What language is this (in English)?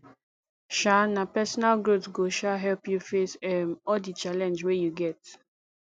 Nigerian Pidgin